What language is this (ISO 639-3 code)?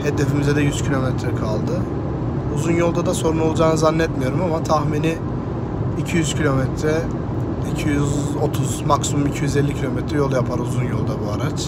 tur